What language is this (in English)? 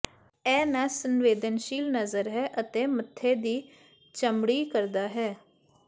Punjabi